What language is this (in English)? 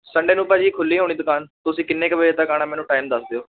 Punjabi